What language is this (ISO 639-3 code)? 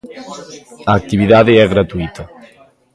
glg